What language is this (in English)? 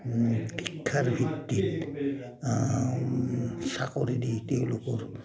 Assamese